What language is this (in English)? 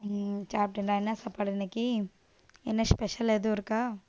Tamil